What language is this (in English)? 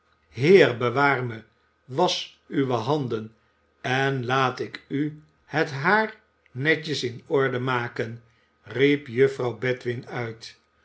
Dutch